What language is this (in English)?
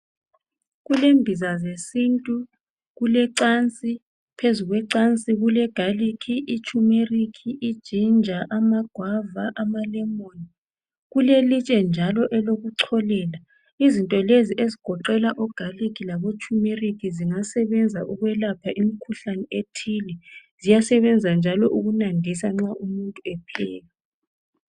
North Ndebele